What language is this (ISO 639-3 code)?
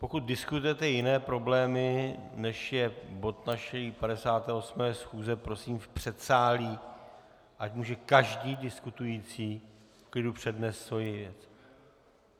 ces